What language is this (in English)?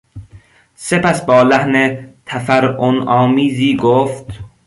Persian